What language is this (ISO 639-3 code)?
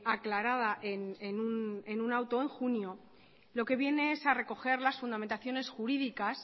spa